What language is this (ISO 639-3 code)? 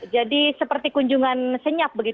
ind